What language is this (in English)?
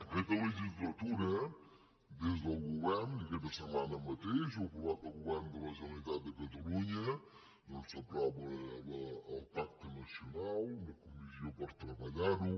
Catalan